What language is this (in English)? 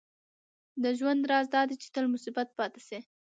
Pashto